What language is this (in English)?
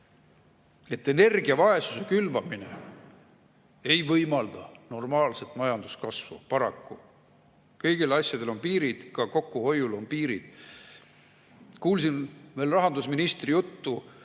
Estonian